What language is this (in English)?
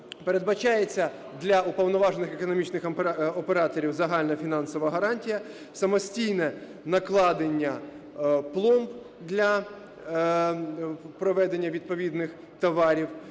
Ukrainian